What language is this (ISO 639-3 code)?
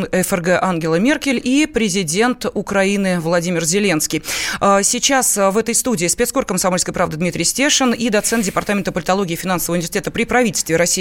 rus